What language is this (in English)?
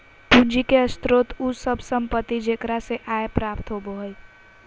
Magahi